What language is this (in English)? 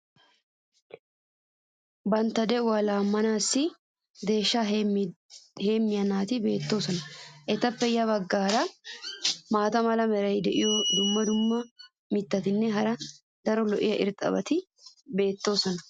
Wolaytta